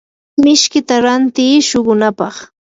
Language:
Yanahuanca Pasco Quechua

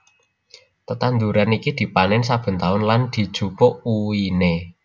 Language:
Javanese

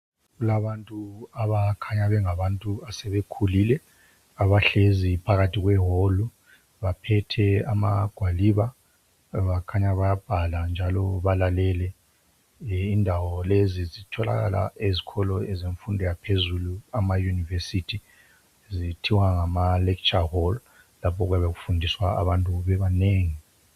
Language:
North Ndebele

